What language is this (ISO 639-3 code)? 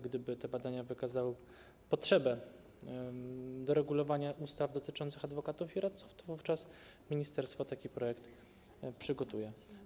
pol